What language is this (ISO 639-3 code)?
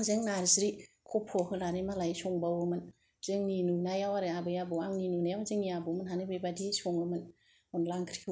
brx